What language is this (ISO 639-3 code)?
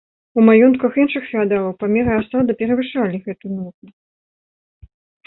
bel